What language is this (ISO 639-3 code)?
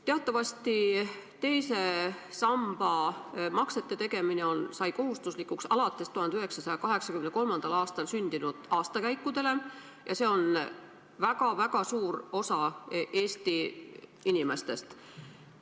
est